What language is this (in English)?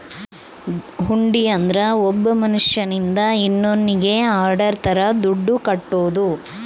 Kannada